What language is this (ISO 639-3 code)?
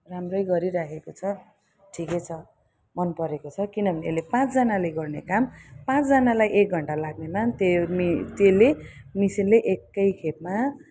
nep